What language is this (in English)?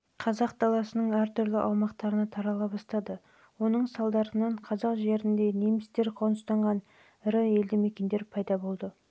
Kazakh